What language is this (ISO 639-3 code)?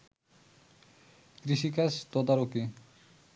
ben